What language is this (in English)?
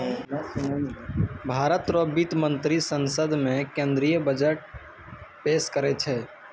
Maithili